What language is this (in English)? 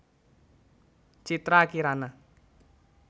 Javanese